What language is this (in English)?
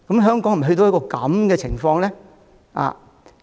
Cantonese